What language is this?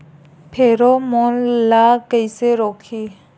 Chhattisgarhi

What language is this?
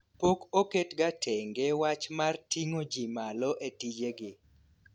Luo (Kenya and Tanzania)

